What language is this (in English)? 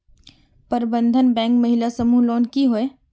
Magahi